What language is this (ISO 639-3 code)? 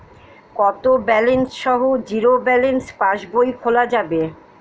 ben